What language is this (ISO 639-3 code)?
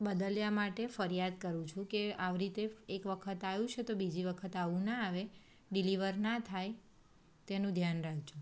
guj